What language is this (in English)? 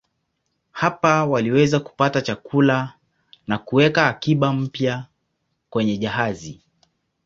Swahili